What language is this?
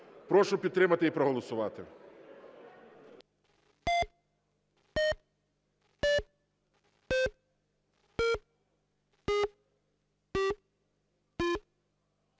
Ukrainian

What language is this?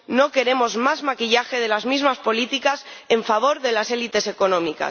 Spanish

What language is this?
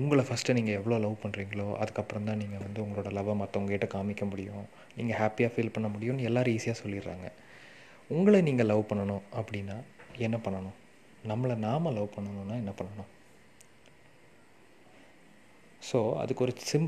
Tamil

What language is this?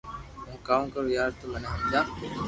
Loarki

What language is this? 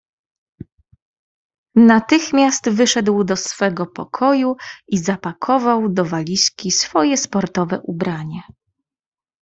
Polish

